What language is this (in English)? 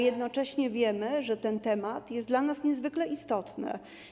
Polish